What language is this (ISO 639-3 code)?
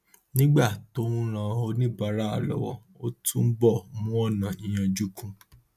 yor